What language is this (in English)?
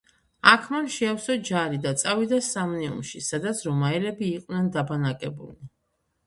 Georgian